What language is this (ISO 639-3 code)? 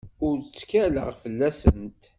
kab